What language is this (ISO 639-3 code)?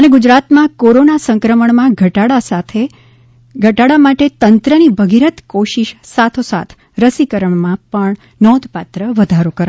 guj